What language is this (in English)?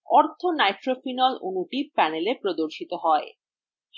Bangla